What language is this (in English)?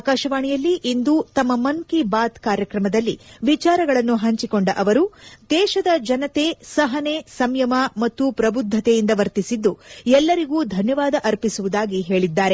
Kannada